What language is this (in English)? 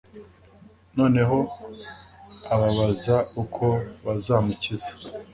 Kinyarwanda